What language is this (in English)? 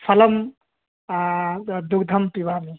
Sanskrit